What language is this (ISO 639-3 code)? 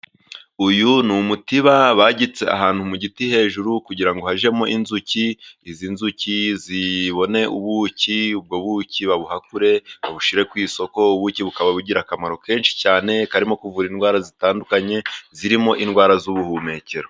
kin